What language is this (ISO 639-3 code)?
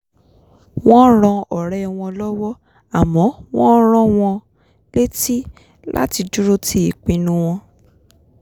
yor